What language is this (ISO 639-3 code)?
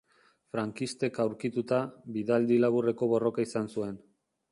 eus